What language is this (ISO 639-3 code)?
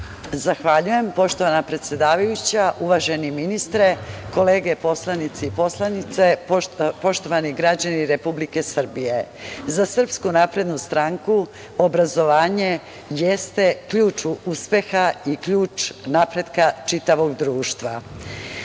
srp